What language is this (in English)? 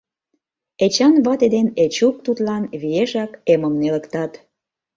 Mari